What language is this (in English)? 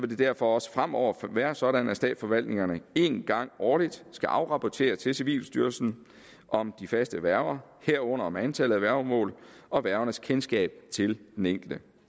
Danish